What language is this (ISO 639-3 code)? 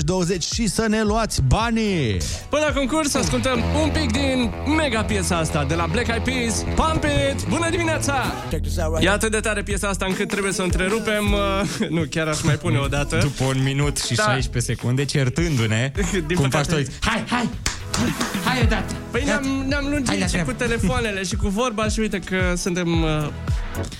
ron